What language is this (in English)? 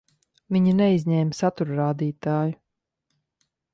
Latvian